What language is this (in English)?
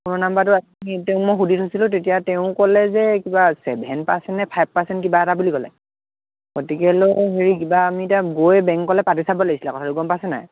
Assamese